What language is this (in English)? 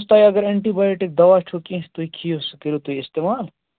Kashmiri